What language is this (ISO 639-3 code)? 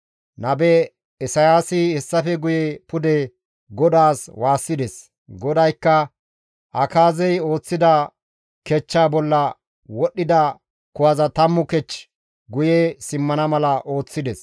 gmv